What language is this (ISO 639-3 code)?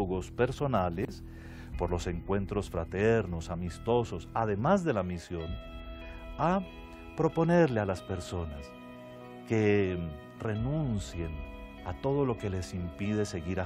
spa